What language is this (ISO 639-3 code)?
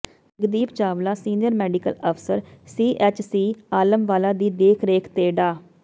pan